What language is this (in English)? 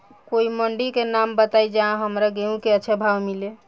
Bhojpuri